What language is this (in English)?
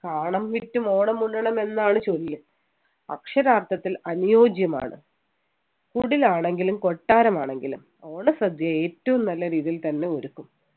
Malayalam